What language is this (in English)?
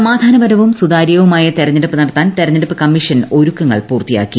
Malayalam